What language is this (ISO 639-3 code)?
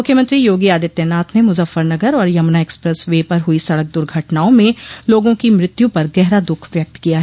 hin